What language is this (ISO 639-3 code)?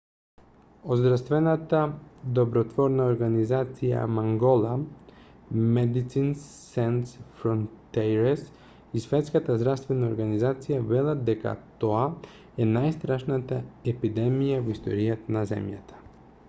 mkd